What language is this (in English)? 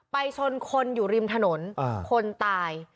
Thai